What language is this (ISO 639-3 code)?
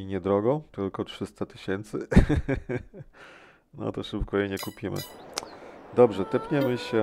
pol